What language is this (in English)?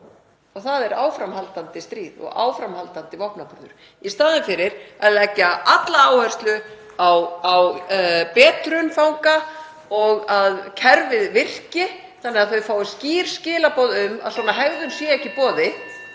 Icelandic